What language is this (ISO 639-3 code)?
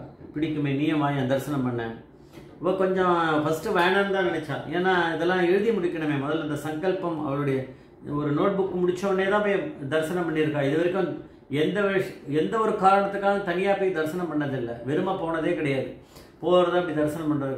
tam